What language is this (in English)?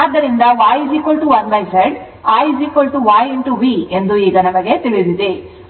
Kannada